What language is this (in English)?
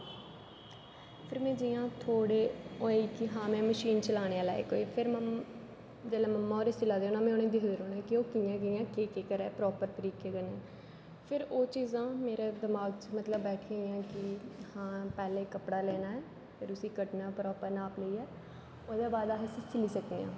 Dogri